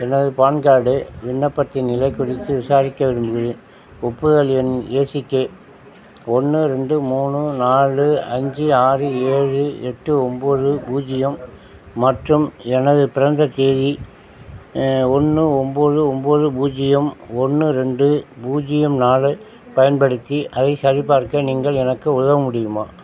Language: Tamil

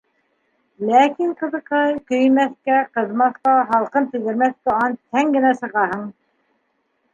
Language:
Bashkir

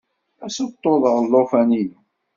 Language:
Kabyle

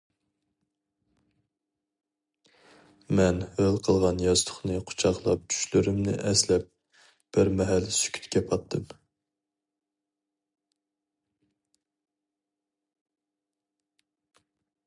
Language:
Uyghur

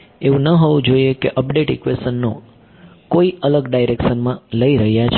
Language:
Gujarati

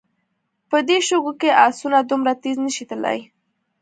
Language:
Pashto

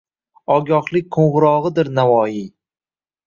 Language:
Uzbek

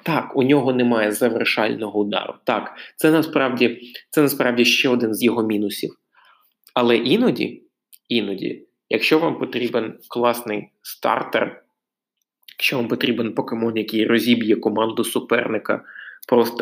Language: Ukrainian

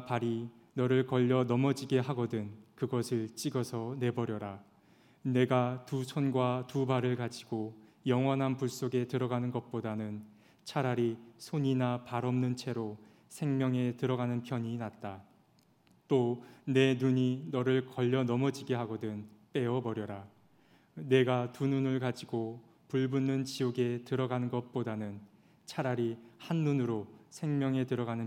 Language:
Korean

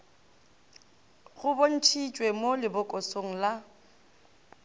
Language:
Northern Sotho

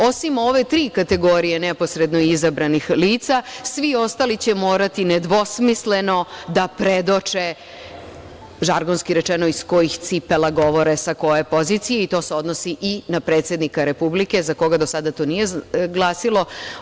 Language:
Serbian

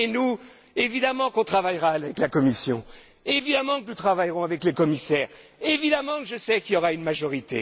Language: French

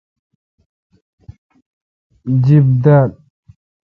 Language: Kalkoti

